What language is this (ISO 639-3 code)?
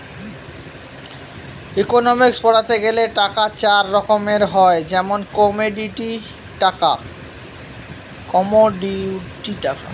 ben